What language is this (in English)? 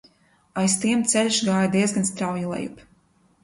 Latvian